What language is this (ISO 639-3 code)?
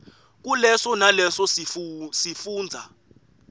ssw